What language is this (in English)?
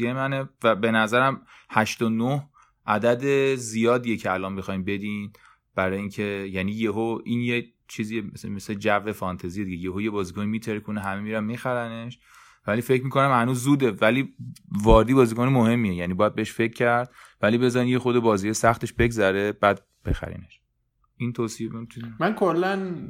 Persian